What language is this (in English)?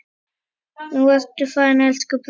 Icelandic